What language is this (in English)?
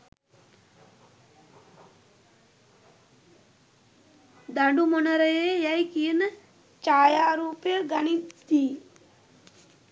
Sinhala